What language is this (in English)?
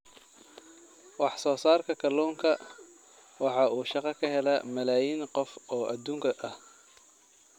Somali